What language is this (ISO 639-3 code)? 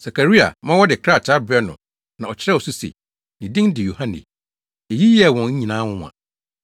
aka